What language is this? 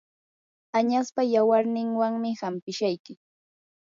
Yanahuanca Pasco Quechua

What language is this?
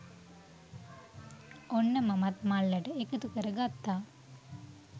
Sinhala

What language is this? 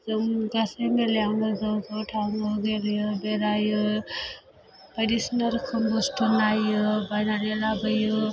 Bodo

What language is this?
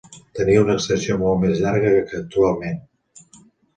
Catalan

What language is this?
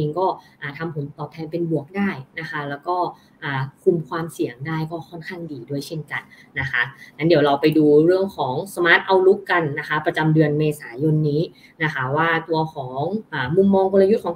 Thai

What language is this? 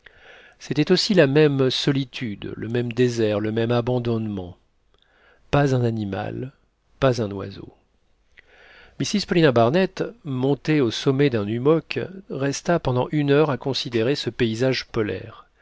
French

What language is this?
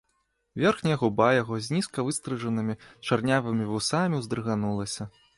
Belarusian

